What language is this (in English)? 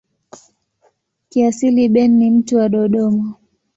Swahili